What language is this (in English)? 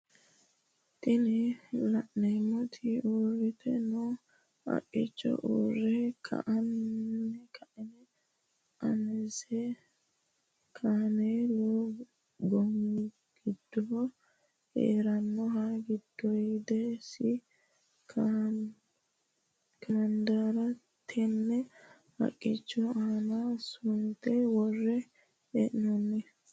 Sidamo